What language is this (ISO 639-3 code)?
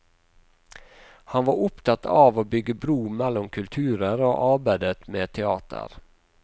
nor